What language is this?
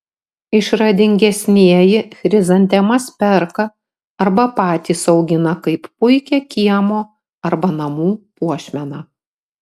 Lithuanian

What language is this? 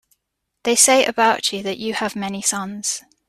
English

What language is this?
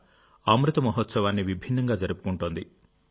Telugu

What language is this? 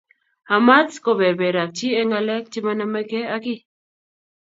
Kalenjin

